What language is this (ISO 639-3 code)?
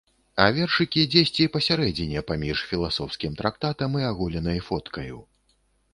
bel